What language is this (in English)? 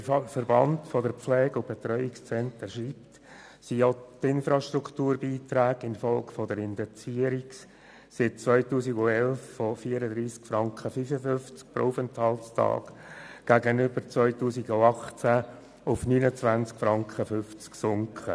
Swiss German